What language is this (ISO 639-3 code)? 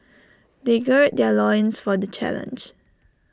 eng